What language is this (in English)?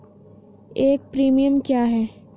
Hindi